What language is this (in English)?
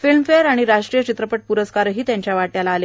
Marathi